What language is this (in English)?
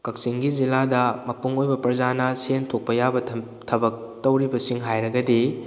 Manipuri